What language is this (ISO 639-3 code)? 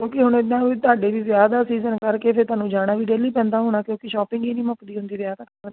pan